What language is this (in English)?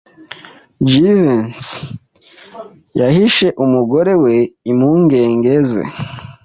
Kinyarwanda